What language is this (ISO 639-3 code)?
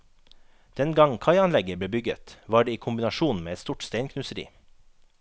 nor